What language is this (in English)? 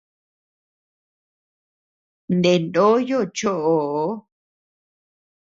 Tepeuxila Cuicatec